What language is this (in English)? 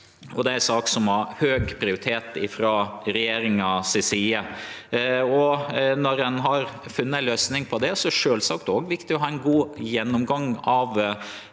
Norwegian